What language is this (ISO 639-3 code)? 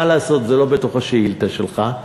heb